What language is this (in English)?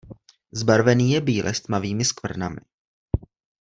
Czech